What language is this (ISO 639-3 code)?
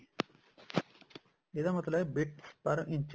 pan